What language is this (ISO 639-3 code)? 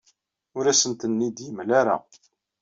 kab